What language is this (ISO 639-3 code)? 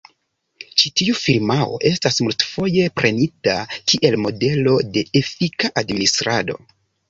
epo